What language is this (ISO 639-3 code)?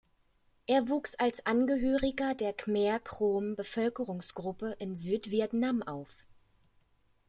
deu